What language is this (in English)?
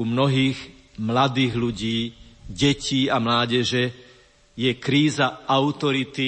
Slovak